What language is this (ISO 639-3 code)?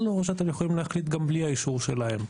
heb